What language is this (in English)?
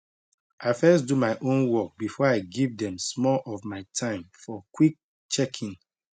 Nigerian Pidgin